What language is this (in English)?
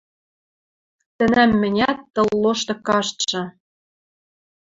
Western Mari